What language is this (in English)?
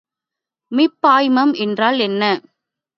Tamil